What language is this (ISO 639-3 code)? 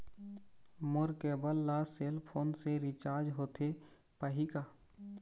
hne